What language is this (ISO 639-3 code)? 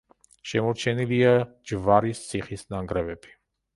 kat